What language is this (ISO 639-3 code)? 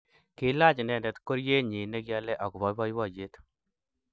kln